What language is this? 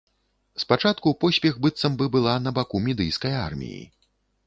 Belarusian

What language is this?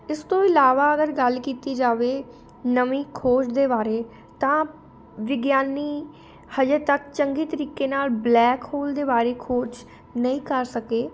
Punjabi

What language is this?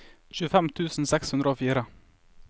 Norwegian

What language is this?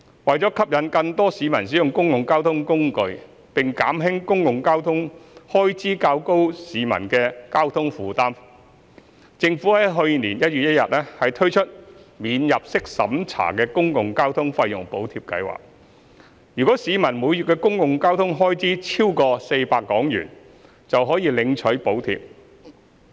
Cantonese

